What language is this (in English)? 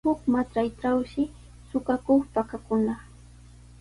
Sihuas Ancash Quechua